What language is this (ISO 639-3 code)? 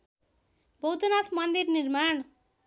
nep